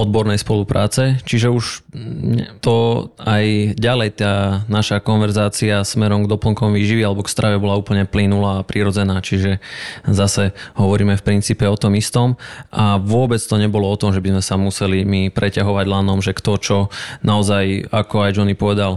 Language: Slovak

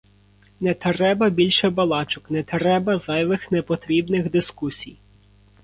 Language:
Ukrainian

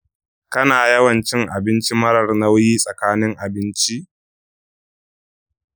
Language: Hausa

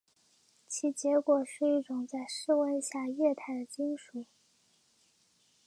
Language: Chinese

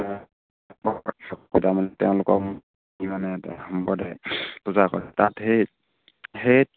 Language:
Assamese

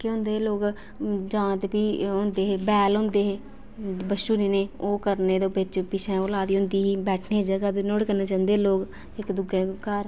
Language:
Dogri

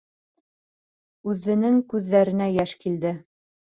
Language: Bashkir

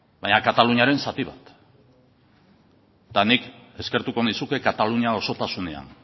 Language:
Basque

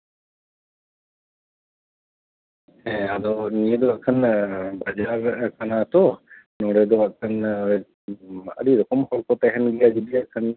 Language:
Santali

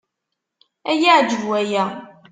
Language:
Kabyle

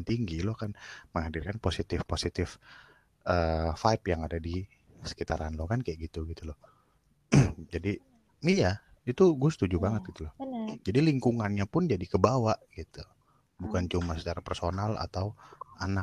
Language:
Indonesian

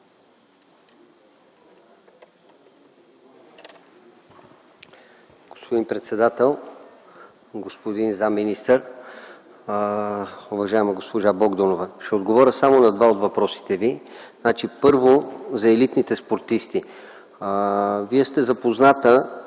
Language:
Bulgarian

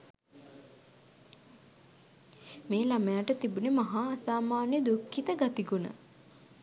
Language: Sinhala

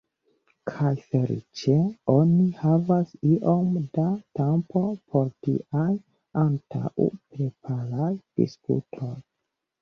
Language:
Esperanto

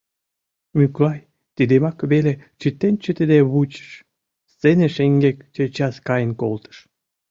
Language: Mari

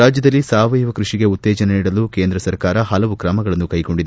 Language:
Kannada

